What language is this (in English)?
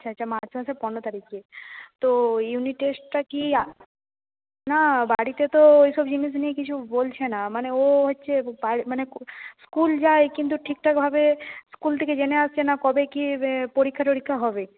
Bangla